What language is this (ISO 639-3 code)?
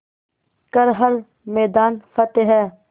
hin